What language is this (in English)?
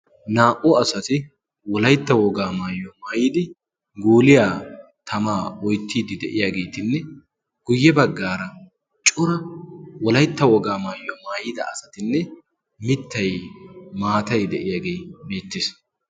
Wolaytta